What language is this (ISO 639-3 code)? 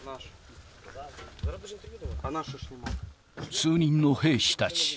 jpn